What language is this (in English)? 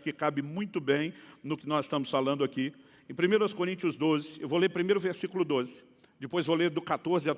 Portuguese